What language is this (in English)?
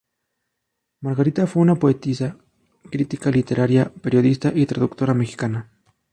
Spanish